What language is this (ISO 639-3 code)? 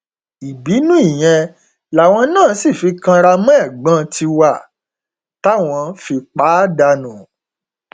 yor